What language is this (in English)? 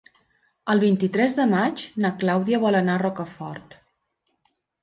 Catalan